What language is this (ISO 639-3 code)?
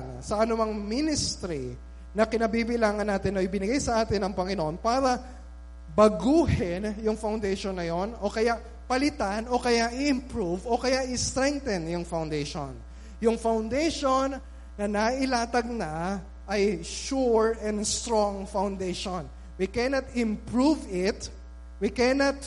fil